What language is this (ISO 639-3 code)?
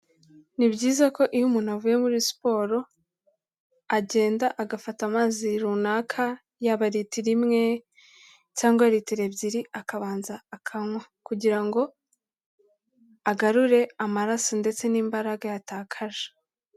kin